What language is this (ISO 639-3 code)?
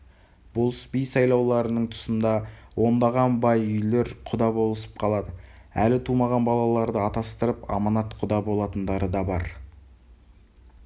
kaz